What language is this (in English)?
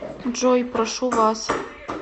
Russian